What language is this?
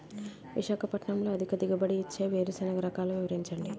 Telugu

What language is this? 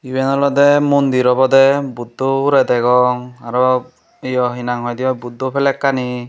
Chakma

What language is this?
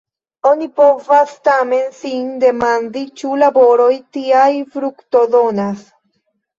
Esperanto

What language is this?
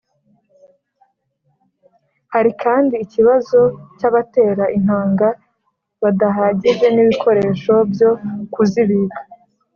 Kinyarwanda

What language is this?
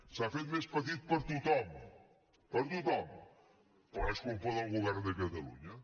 Catalan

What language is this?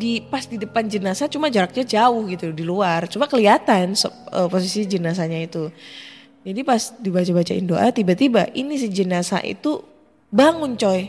Indonesian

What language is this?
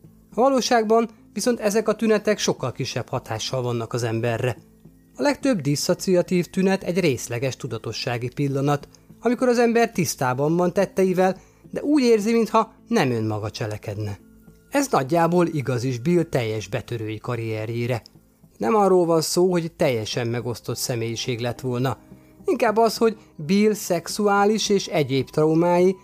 Hungarian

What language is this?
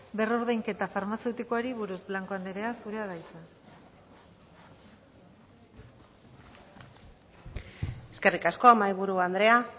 Basque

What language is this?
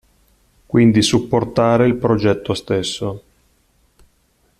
Italian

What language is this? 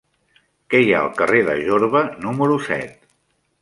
Catalan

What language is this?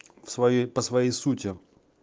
Russian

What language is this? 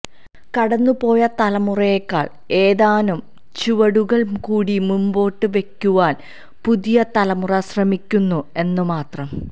Malayalam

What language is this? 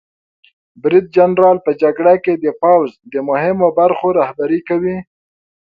Pashto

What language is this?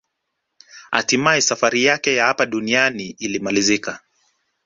Swahili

